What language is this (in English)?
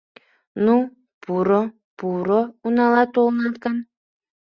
Mari